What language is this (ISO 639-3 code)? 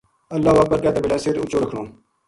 gju